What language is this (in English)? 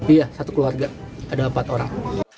Indonesian